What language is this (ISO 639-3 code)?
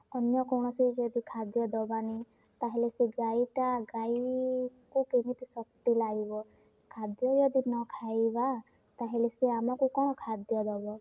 ori